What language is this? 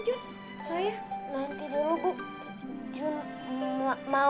Indonesian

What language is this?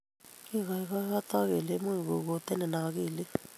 Kalenjin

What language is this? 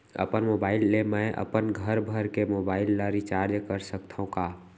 Chhattisgarhi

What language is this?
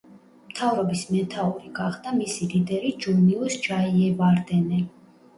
Georgian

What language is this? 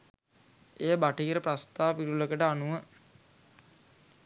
Sinhala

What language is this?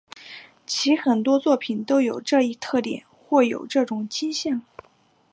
Chinese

